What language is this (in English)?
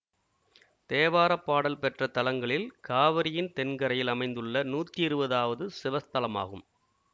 Tamil